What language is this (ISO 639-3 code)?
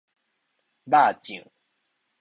nan